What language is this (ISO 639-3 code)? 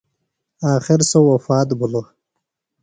phl